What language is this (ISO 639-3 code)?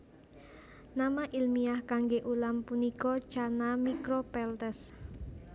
jav